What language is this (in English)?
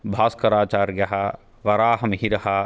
Sanskrit